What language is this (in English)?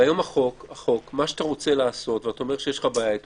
Hebrew